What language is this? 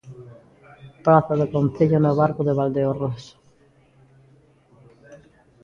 Galician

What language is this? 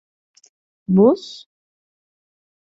Turkish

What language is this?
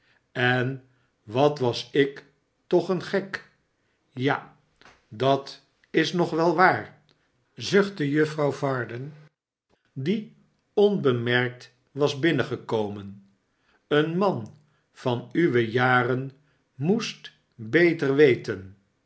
Dutch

